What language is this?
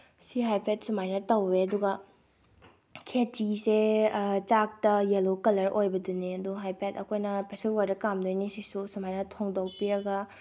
Manipuri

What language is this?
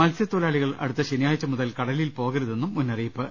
Malayalam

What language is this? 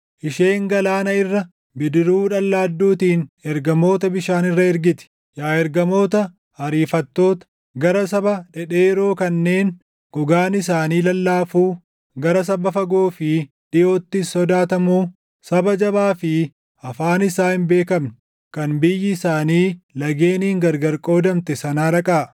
Oromo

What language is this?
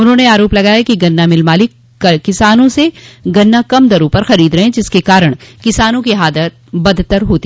Hindi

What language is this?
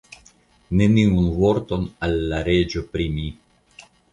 Esperanto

